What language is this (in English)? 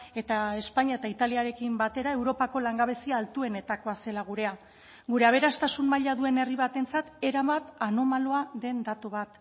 Basque